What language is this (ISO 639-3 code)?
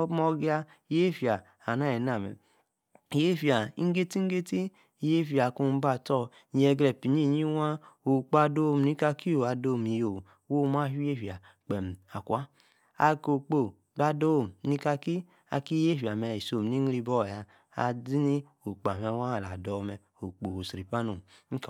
ekr